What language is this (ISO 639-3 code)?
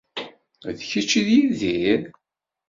kab